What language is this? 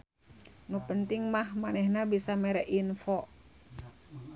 Sundanese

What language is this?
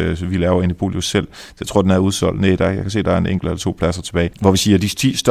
Danish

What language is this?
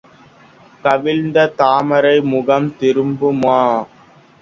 Tamil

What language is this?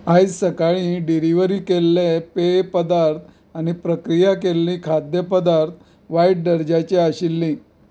Konkani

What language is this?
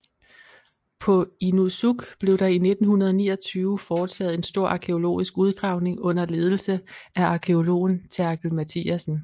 Danish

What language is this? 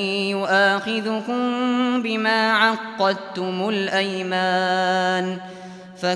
Arabic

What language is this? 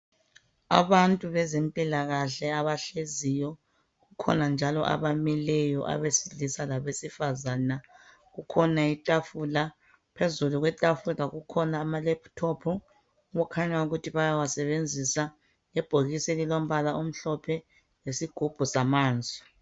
North Ndebele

